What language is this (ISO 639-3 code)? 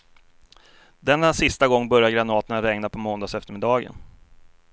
swe